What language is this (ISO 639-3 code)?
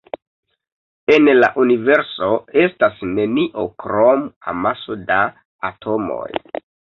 epo